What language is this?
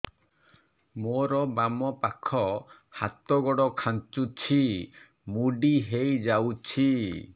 Odia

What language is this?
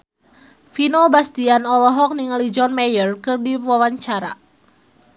Sundanese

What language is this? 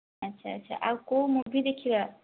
Odia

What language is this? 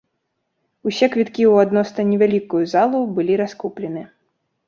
Belarusian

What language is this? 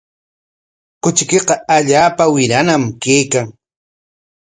Corongo Ancash Quechua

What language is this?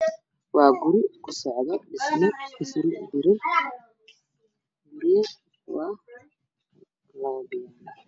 Somali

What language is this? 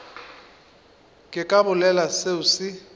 Northern Sotho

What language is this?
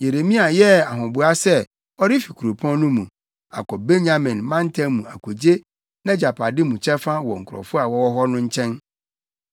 Akan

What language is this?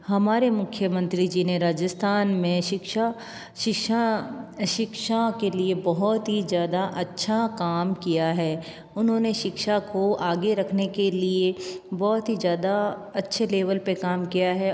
Hindi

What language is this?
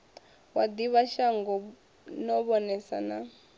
Venda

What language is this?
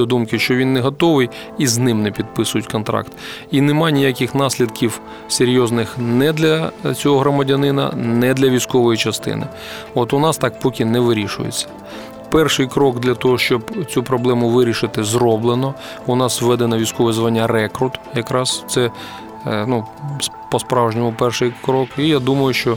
Ukrainian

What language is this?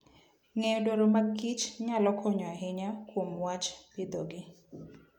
Luo (Kenya and Tanzania)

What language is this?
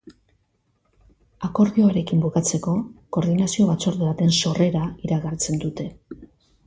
Basque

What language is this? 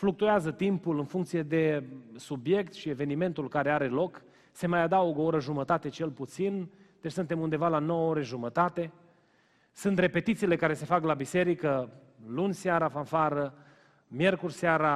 Romanian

